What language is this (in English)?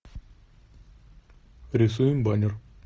Russian